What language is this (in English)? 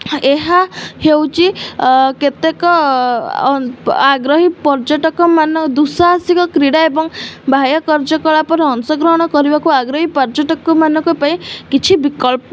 Odia